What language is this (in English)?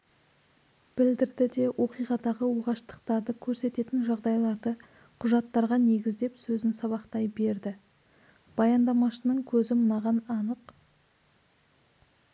Kazakh